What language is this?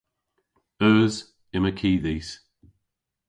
Cornish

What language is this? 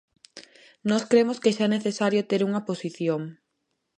Galician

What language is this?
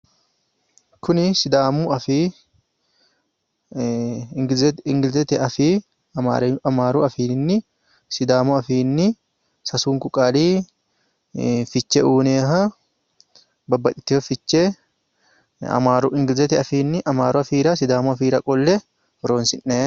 Sidamo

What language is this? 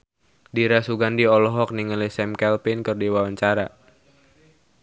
Sundanese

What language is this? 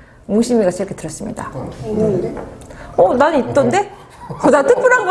Korean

